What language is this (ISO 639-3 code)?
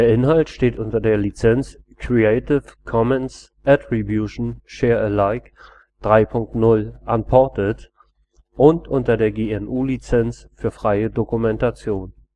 deu